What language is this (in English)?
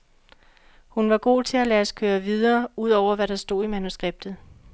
Danish